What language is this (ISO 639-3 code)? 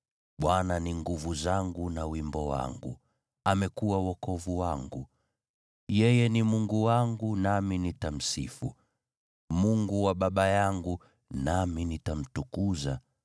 swa